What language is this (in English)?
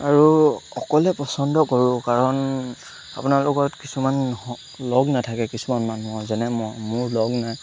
Assamese